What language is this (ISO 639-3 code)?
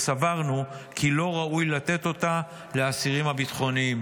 heb